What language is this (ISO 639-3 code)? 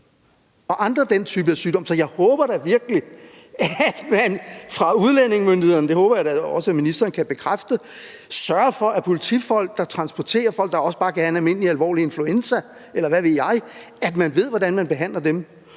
dan